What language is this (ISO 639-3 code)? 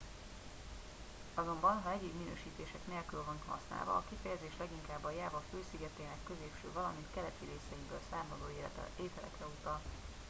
hun